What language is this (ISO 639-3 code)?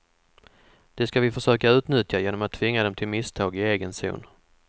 swe